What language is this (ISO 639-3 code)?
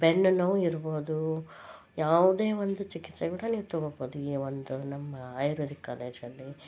kan